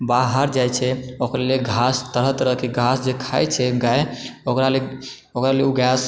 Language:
Maithili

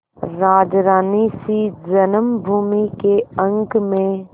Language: Hindi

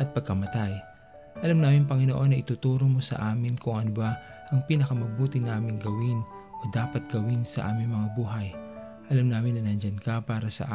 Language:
Filipino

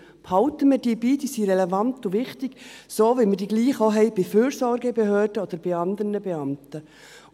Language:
Swiss German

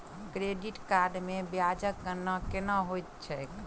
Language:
Maithili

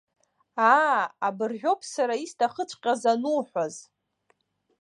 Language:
Abkhazian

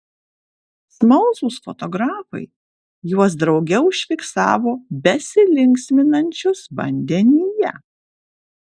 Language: Lithuanian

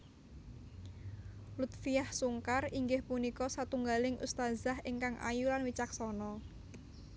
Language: Javanese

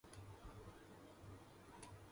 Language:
Arabic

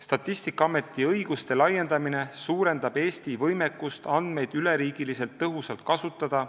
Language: Estonian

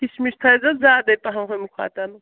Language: Kashmiri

